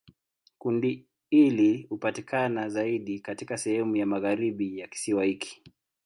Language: Swahili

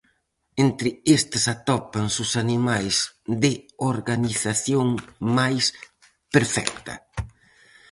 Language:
Galician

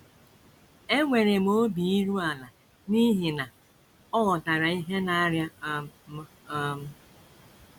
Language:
Igbo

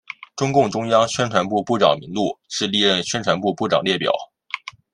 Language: Chinese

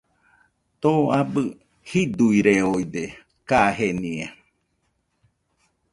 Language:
Nüpode Huitoto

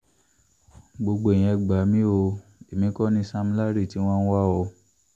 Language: Yoruba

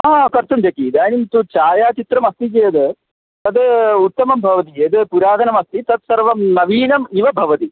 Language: Sanskrit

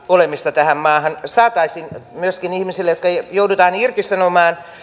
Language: Finnish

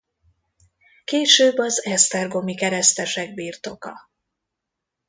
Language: Hungarian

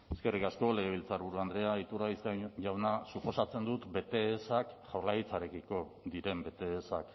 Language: Basque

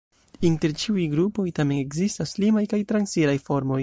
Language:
Esperanto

